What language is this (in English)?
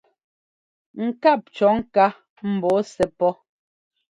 Ngomba